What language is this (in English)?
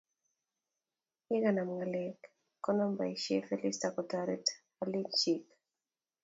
Kalenjin